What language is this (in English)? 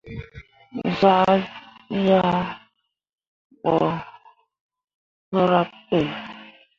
Mundang